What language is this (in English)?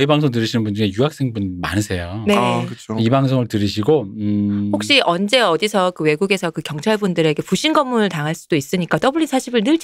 Korean